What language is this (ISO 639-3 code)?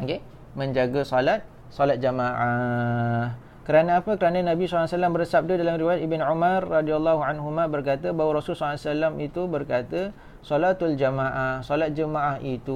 msa